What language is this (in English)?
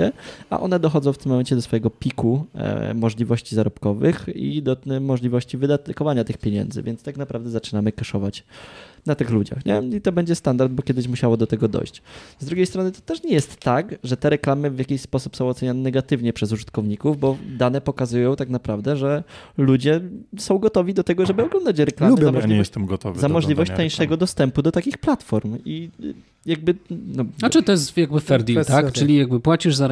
Polish